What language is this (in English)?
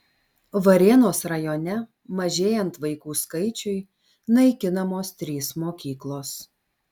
Lithuanian